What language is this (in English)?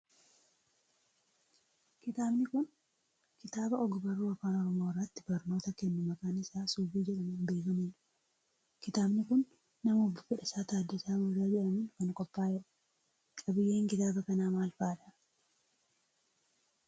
Oromo